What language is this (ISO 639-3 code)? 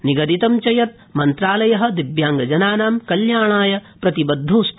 san